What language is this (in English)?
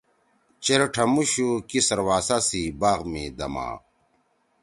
Torwali